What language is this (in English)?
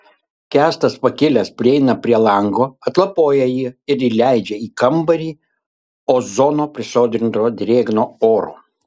Lithuanian